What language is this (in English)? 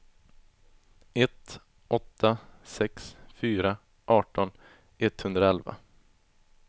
Swedish